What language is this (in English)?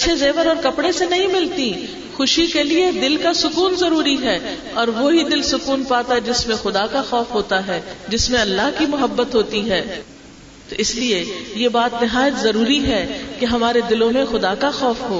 Urdu